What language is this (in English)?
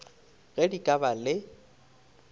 Northern Sotho